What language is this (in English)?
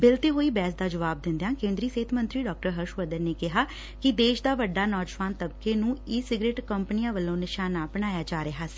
Punjabi